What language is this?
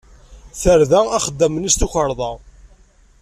Kabyle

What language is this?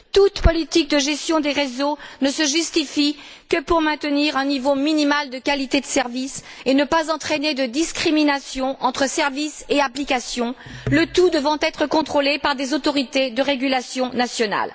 French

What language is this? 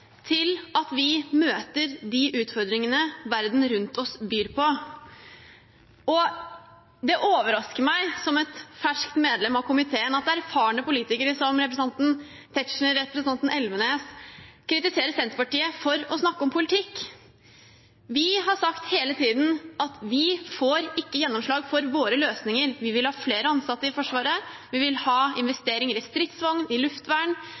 Norwegian Bokmål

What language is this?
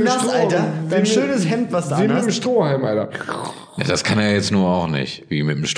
German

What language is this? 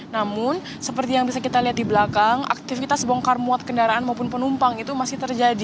Indonesian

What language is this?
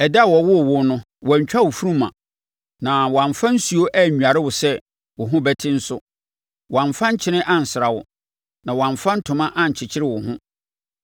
Akan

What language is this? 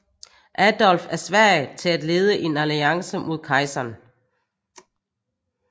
Danish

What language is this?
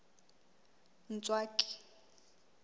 Southern Sotho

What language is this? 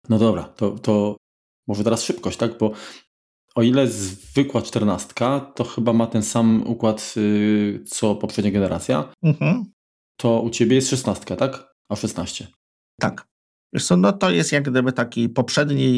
Polish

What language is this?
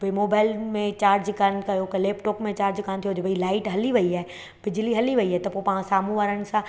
Sindhi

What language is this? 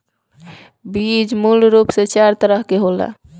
Bhojpuri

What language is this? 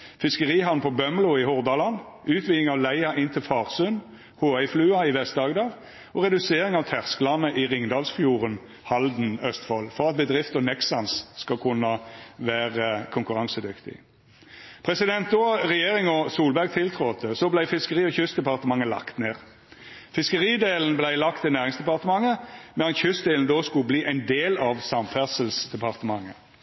Norwegian Nynorsk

